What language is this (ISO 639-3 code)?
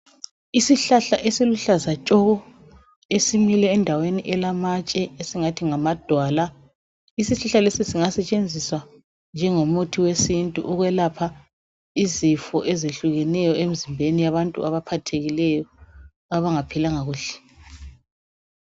nde